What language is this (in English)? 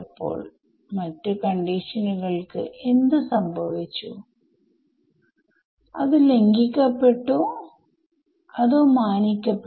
Malayalam